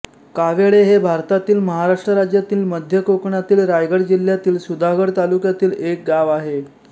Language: Marathi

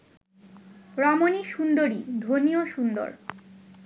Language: Bangla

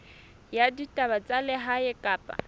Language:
Southern Sotho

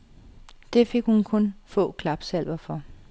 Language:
Danish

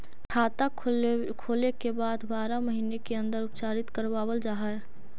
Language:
Magahi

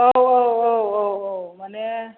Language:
Bodo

